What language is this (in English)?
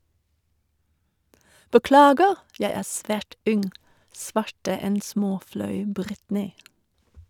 Norwegian